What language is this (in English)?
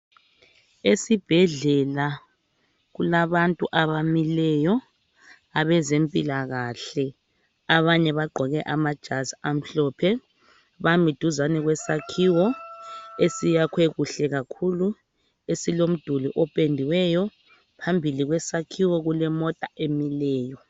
North Ndebele